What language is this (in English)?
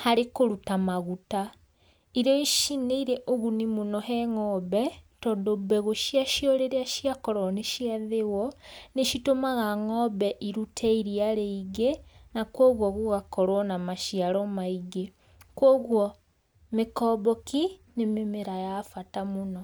Kikuyu